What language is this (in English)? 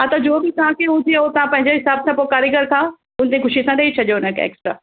Sindhi